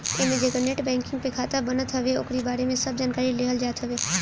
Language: Bhojpuri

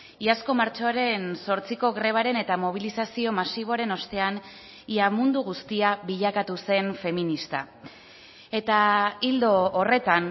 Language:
Basque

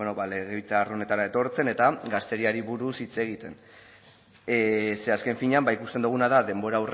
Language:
Basque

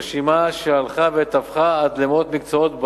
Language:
Hebrew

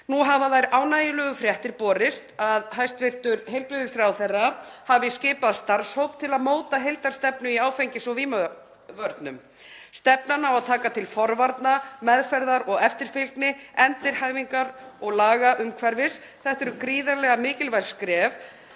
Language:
Icelandic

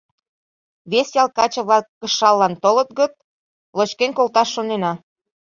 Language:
Mari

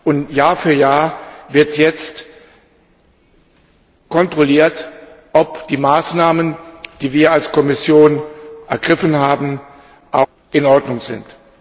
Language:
German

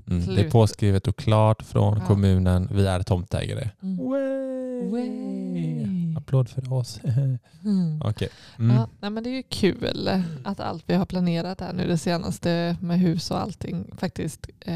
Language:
Swedish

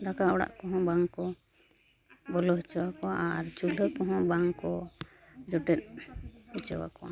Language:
Santali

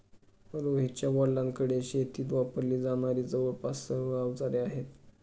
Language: Marathi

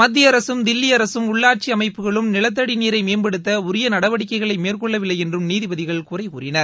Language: Tamil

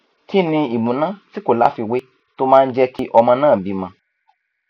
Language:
Yoruba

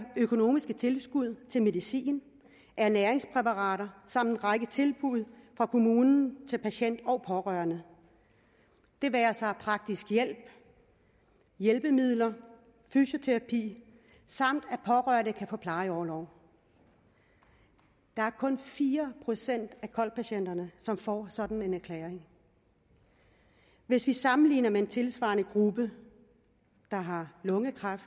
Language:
Danish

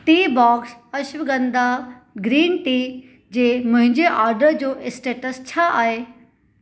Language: Sindhi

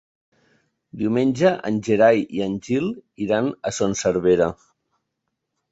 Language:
Catalan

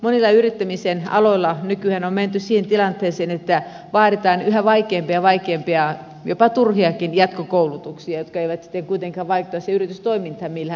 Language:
Finnish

